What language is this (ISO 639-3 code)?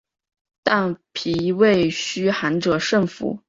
zho